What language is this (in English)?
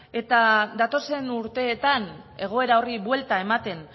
Basque